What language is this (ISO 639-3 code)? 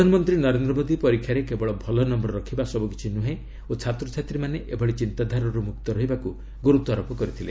ori